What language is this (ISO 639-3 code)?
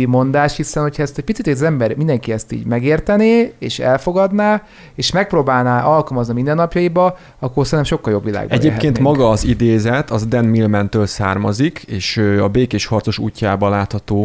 hun